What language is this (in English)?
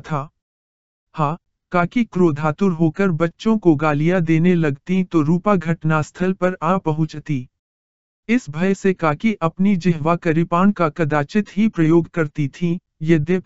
Hindi